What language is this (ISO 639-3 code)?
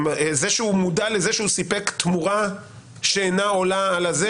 heb